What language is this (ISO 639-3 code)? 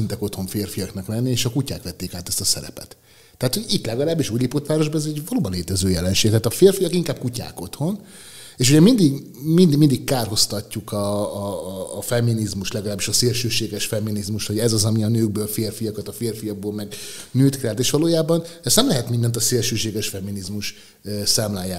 hun